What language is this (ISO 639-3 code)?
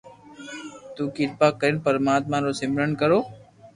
lrk